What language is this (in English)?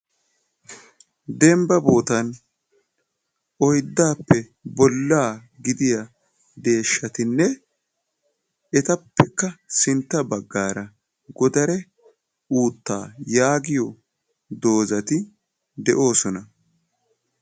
Wolaytta